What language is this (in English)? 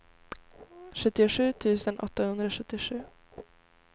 Swedish